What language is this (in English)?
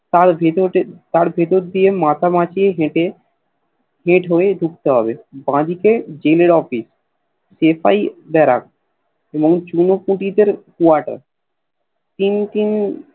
Bangla